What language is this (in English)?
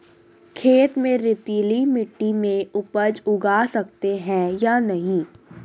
Hindi